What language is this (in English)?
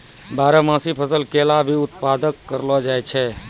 Maithili